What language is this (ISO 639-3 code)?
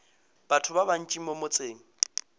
nso